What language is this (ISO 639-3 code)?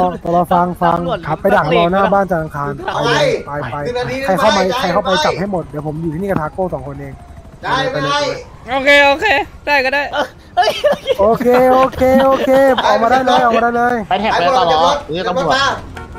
tha